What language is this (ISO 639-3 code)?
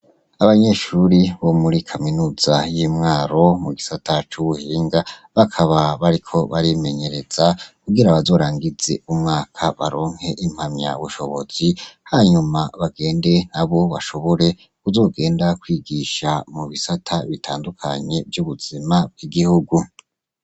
run